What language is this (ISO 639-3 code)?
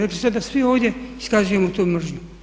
hrv